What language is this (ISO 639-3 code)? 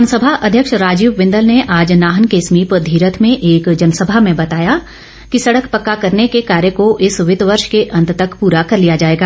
hin